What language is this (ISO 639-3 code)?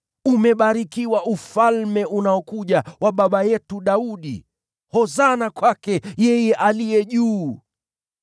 swa